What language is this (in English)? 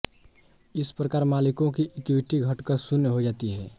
Hindi